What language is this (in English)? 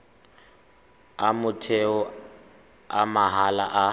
Tswana